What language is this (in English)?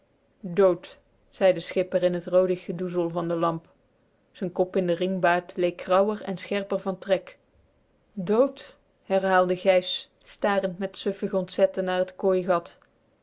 Dutch